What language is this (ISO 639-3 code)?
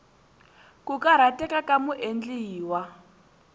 tso